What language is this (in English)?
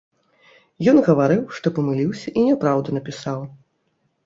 Belarusian